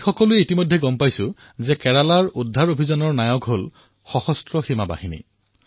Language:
Assamese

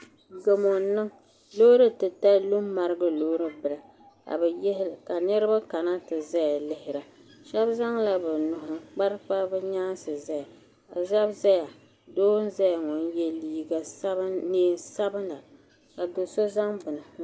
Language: Dagbani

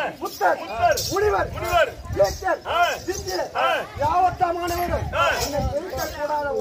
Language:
Arabic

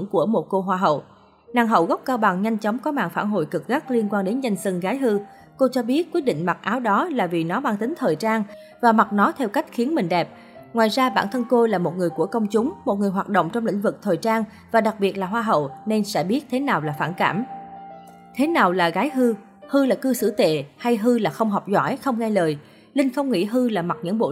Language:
Vietnamese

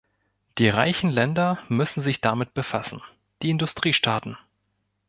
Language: German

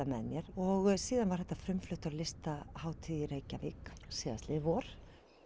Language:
Icelandic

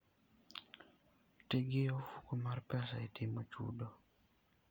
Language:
Luo (Kenya and Tanzania)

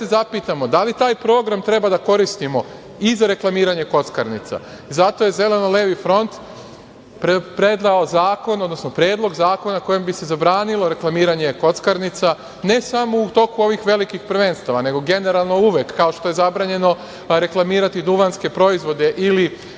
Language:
Serbian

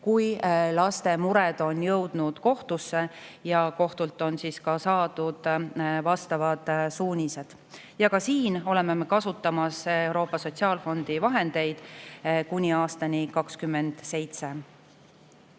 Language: Estonian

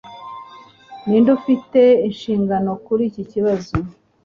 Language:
Kinyarwanda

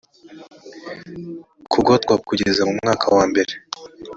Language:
Kinyarwanda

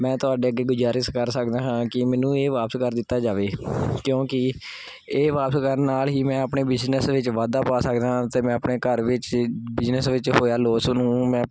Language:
Punjabi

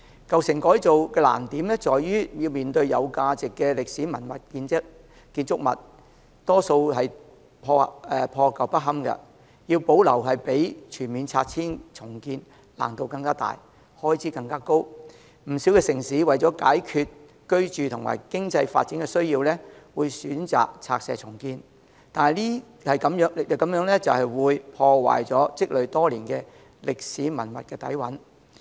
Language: Cantonese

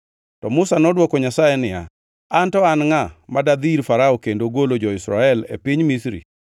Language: Luo (Kenya and Tanzania)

